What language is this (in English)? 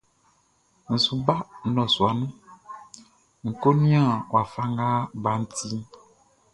Baoulé